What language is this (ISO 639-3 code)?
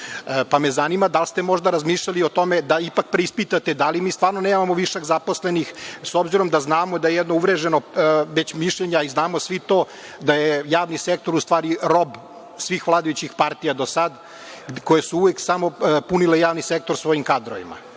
srp